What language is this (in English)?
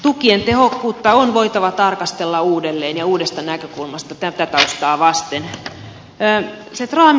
Finnish